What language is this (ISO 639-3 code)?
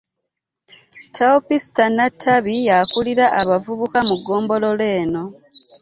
lug